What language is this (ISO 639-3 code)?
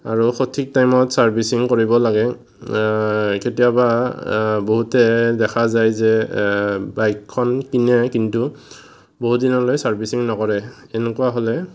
asm